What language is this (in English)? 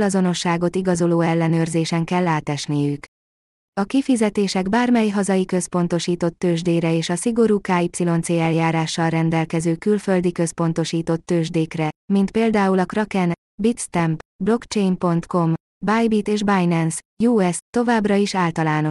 Hungarian